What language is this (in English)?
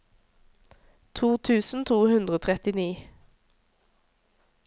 Norwegian